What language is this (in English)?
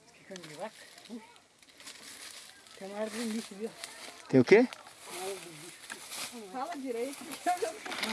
Portuguese